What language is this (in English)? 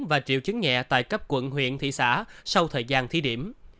Vietnamese